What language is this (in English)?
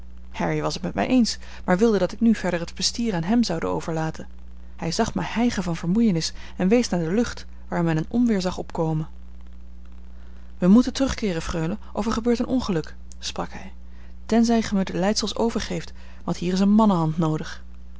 Dutch